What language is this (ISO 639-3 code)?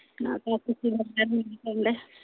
sat